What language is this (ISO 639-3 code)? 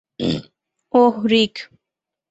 ben